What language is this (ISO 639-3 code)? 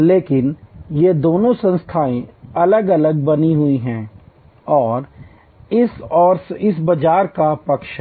hin